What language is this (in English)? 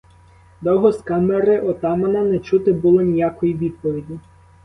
Ukrainian